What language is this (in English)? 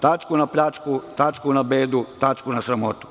Serbian